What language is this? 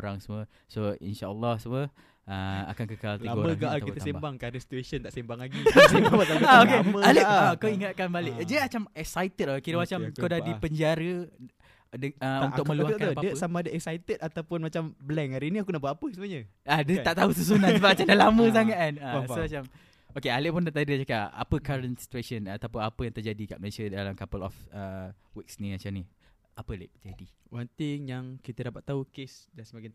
Malay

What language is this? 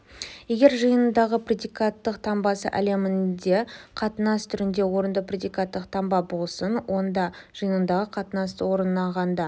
Kazakh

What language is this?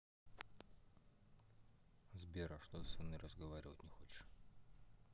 Russian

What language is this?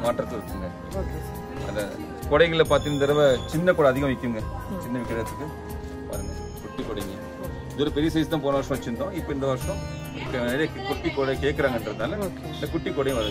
Tamil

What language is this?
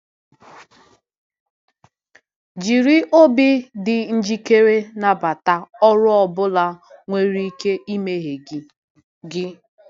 Igbo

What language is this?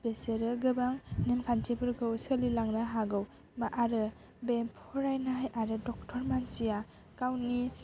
Bodo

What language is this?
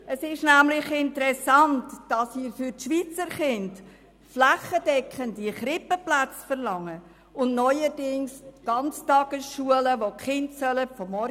Swiss German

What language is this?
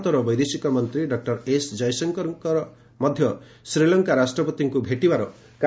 Odia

